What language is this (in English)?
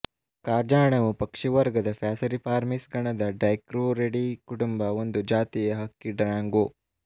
Kannada